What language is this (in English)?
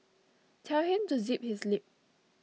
English